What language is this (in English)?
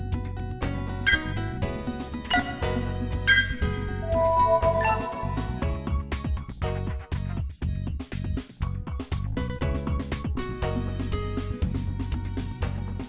Vietnamese